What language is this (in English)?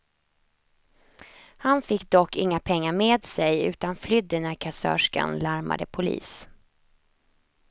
Swedish